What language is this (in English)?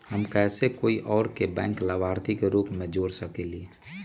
Magahi